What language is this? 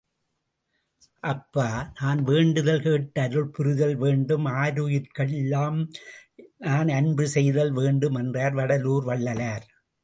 Tamil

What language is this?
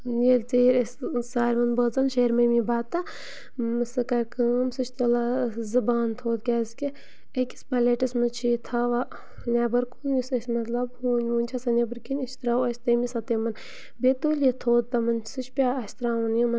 Kashmiri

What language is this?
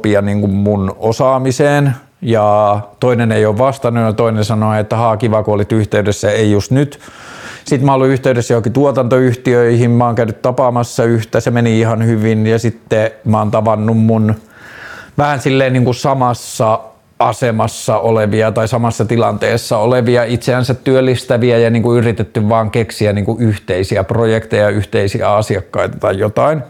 Finnish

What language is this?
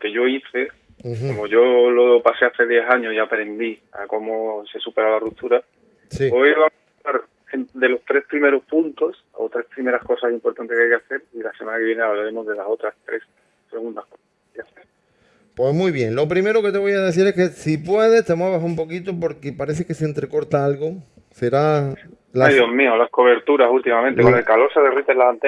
Spanish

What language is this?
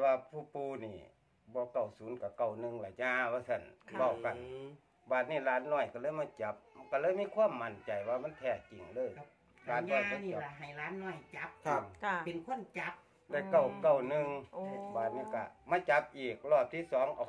Thai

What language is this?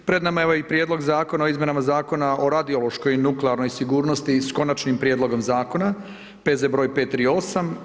Croatian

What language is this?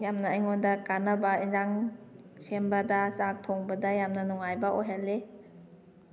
Manipuri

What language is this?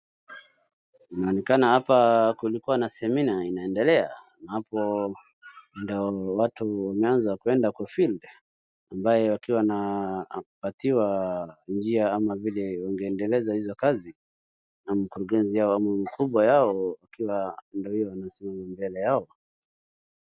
Swahili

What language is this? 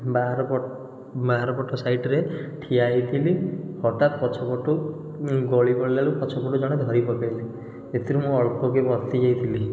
Odia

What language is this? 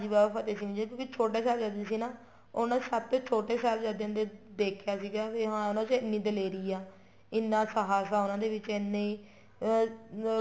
Punjabi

